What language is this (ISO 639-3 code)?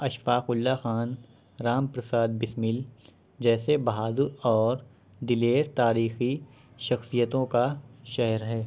urd